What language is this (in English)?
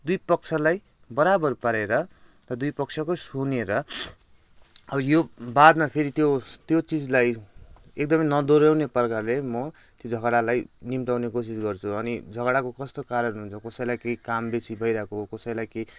Nepali